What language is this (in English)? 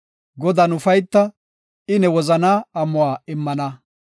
Gofa